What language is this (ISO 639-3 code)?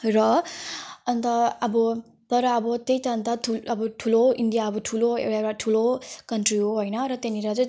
nep